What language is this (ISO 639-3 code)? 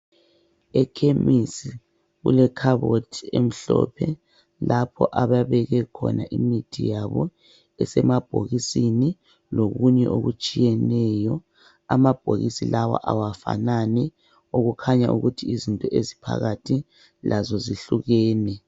nde